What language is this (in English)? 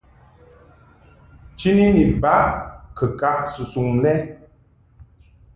Mungaka